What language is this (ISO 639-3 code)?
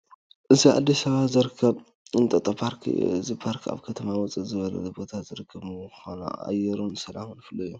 tir